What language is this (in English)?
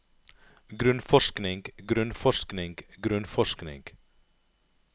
Norwegian